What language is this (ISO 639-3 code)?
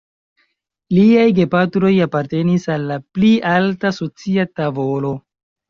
epo